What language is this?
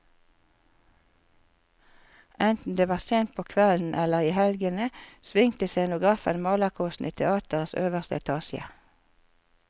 Norwegian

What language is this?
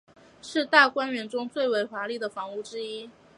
Chinese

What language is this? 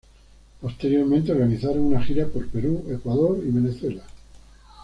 Spanish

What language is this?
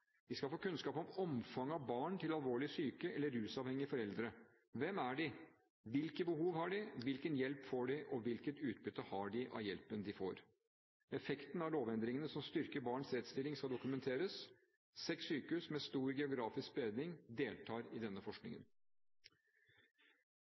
Norwegian Bokmål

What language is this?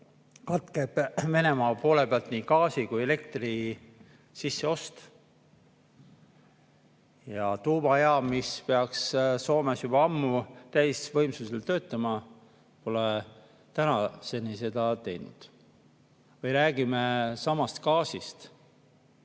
Estonian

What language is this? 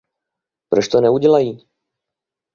Czech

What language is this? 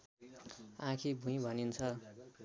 Nepali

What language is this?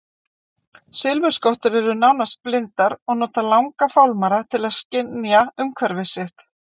Icelandic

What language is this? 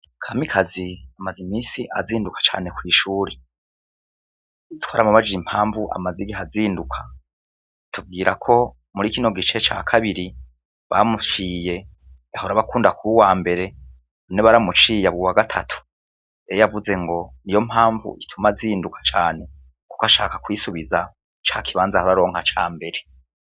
Rundi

